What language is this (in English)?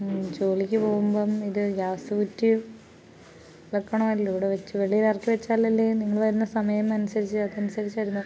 Malayalam